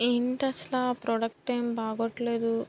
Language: Telugu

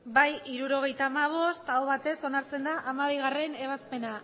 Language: Basque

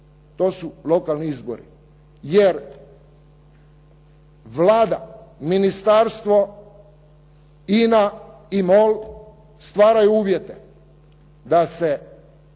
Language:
Croatian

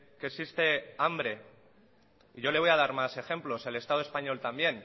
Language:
Spanish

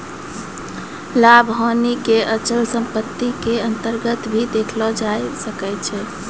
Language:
Maithili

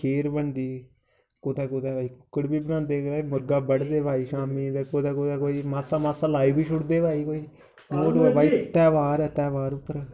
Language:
Dogri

